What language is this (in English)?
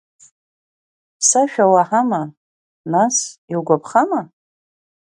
Abkhazian